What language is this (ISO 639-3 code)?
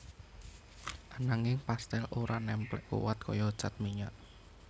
jav